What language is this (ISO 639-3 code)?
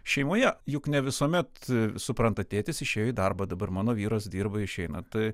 lit